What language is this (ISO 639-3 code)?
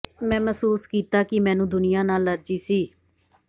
pan